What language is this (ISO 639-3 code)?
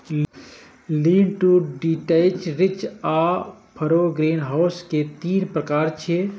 mai